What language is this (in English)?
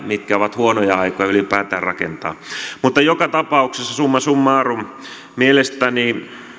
Finnish